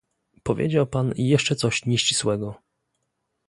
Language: Polish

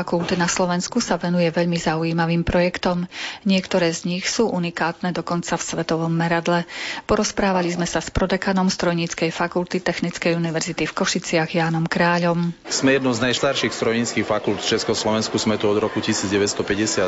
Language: Slovak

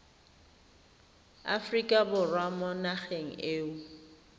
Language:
Tswana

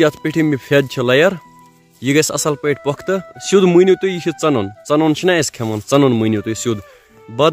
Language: Romanian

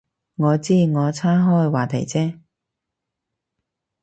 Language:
Cantonese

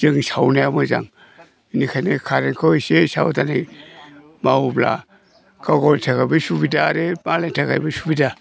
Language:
Bodo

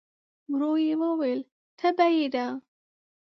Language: Pashto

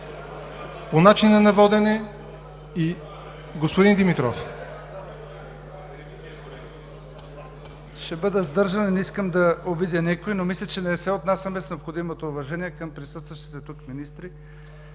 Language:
Bulgarian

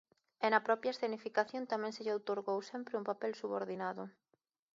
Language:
Galician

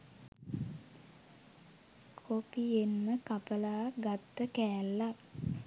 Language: Sinhala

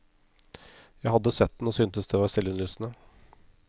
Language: Norwegian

